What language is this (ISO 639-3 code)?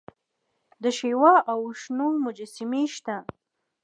pus